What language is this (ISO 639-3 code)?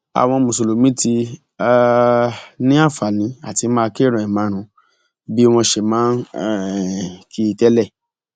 yor